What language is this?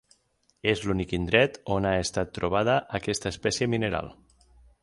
Catalan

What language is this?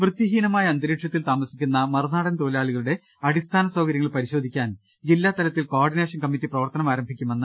Malayalam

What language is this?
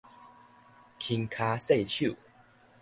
Min Nan Chinese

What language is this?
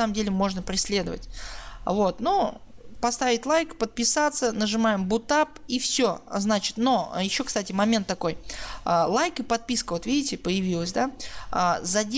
Russian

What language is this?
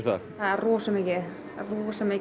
Icelandic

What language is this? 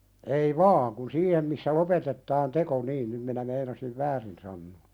Finnish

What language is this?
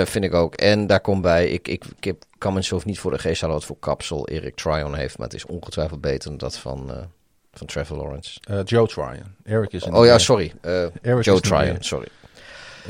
Dutch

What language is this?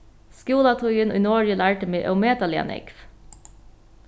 Faroese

